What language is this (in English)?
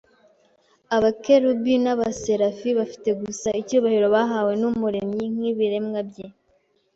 Kinyarwanda